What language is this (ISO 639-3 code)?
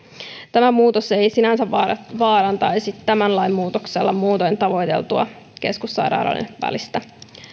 fin